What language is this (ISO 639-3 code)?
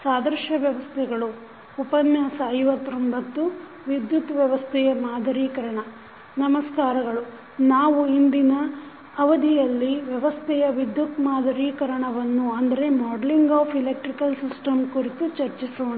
kan